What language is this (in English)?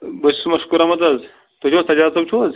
Kashmiri